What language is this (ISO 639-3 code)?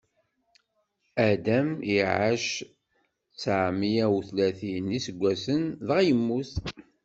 kab